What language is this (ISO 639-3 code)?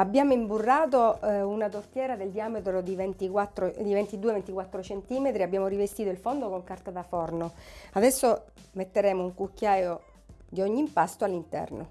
ita